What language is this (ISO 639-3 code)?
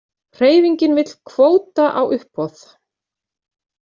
isl